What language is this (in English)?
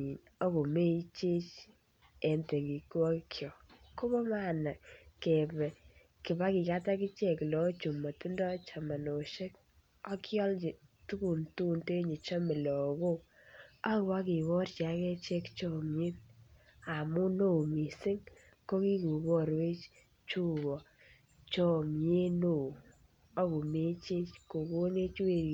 Kalenjin